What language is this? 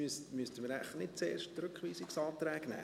Swiss German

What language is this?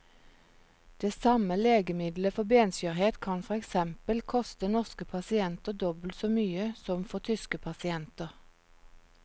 Norwegian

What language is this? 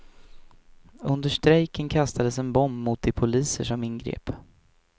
Swedish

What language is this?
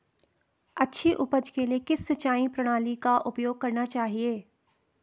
Hindi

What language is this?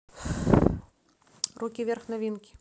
Russian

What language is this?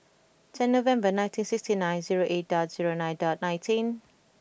English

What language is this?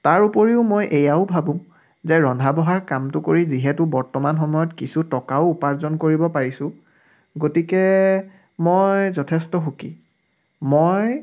Assamese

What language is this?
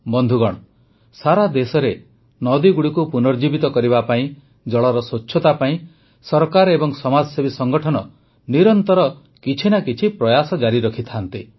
Odia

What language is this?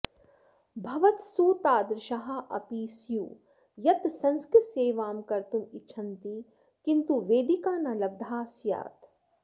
Sanskrit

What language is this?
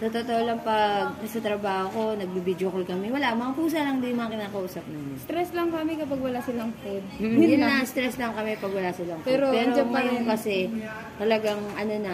Filipino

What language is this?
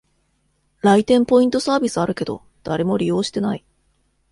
Japanese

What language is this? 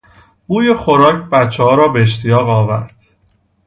Persian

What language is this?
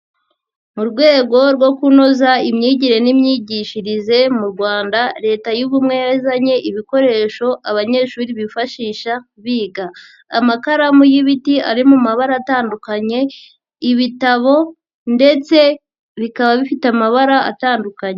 Kinyarwanda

